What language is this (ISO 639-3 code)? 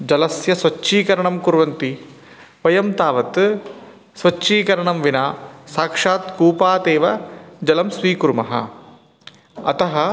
san